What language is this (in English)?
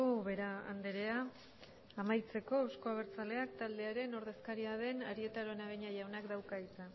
Basque